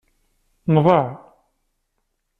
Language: Kabyle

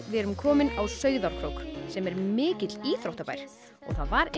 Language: Icelandic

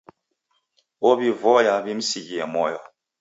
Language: Taita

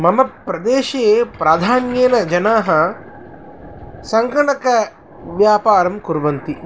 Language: Sanskrit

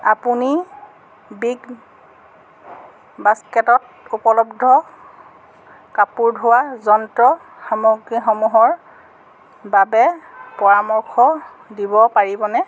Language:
Assamese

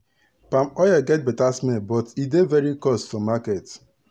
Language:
Nigerian Pidgin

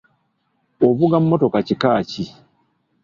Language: Ganda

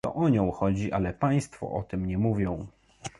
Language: Polish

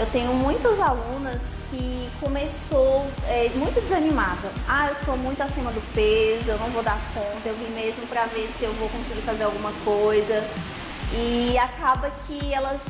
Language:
Portuguese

